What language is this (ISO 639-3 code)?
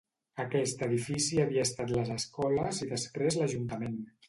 cat